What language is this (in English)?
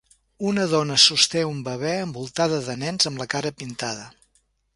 Catalan